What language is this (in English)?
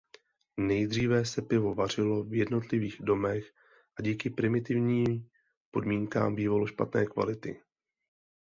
Czech